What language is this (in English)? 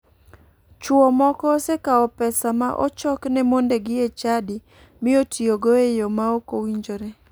Luo (Kenya and Tanzania)